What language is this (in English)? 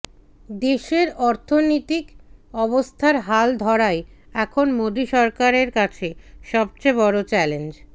Bangla